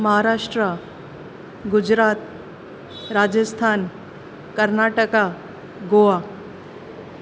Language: Sindhi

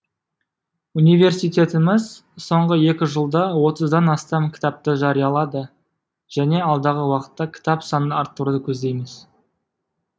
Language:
Kazakh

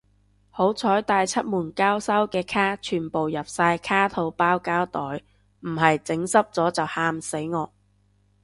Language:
Cantonese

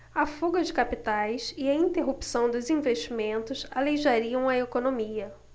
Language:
Portuguese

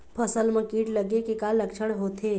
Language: Chhattisgarhi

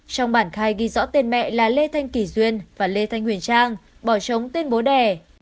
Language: Vietnamese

